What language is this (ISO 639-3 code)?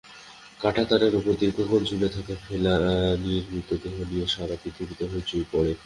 ben